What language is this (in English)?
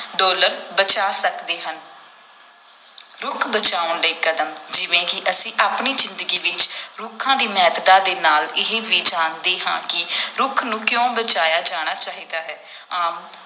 Punjabi